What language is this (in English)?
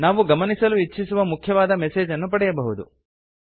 Kannada